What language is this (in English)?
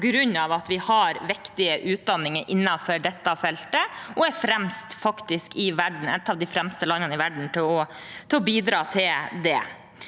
Norwegian